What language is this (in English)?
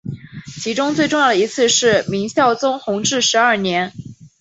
Chinese